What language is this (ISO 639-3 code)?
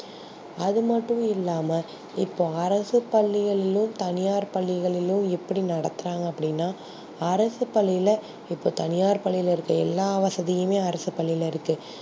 tam